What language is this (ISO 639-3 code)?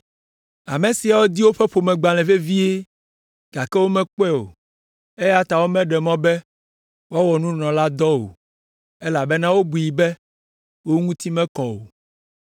ewe